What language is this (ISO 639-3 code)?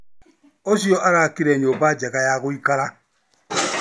kik